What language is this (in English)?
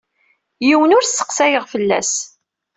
Kabyle